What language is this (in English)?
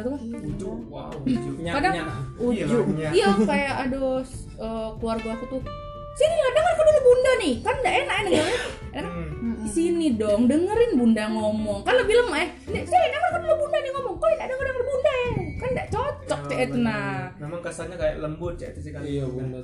Indonesian